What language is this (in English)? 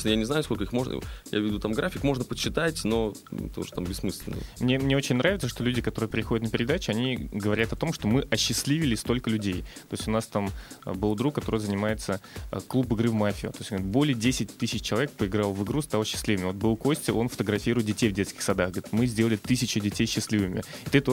Russian